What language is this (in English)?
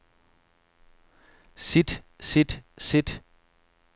Danish